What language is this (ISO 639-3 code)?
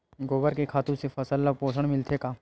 hne